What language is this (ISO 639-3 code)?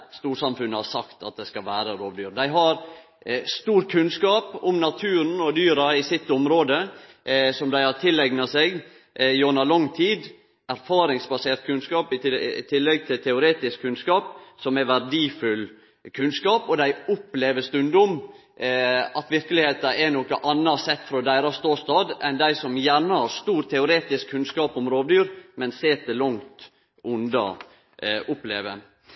nno